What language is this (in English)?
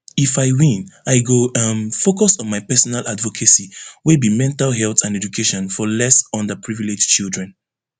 Nigerian Pidgin